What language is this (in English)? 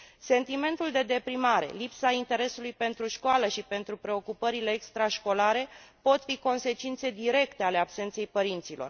Romanian